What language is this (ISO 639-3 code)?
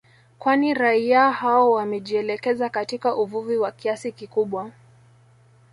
swa